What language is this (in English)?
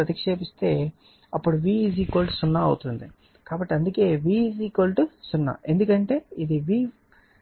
Telugu